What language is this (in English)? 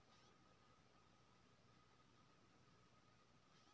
Maithili